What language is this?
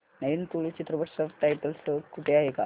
Marathi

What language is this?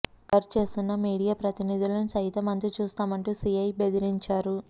Telugu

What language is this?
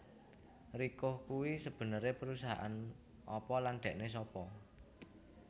Javanese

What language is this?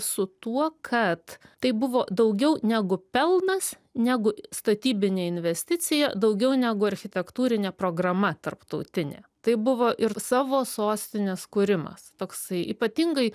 Lithuanian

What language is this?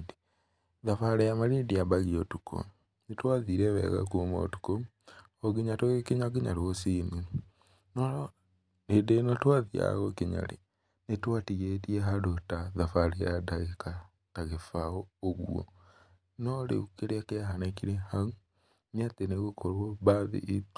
Kikuyu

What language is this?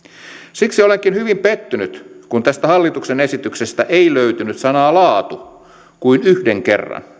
Finnish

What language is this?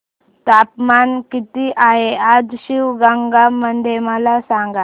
Marathi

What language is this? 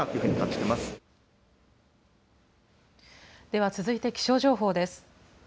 Japanese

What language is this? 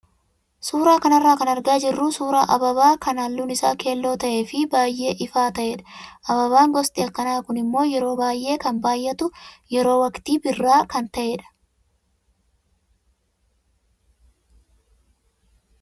Oromo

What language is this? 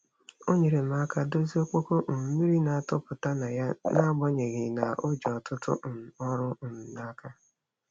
Igbo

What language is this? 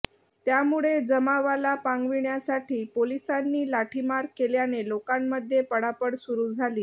Marathi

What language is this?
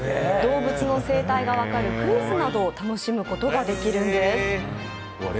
Japanese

